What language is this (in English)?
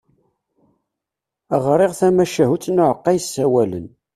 Kabyle